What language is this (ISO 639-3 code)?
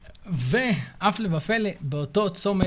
heb